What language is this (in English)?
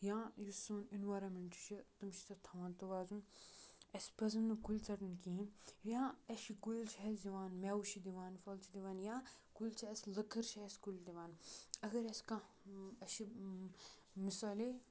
Kashmiri